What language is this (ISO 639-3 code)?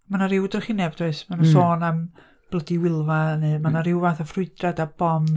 cym